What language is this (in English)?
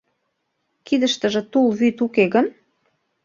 Mari